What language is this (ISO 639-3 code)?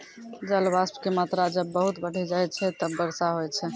mai